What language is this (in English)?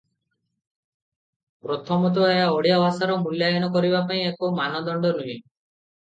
Odia